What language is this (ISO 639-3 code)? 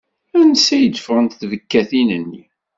kab